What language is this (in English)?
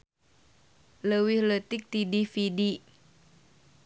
Sundanese